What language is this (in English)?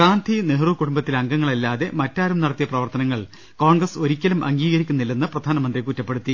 Malayalam